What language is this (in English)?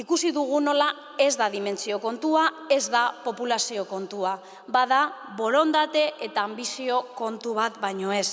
Spanish